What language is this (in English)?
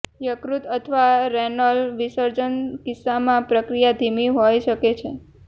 Gujarati